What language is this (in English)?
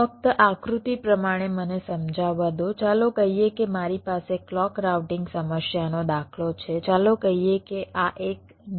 Gujarati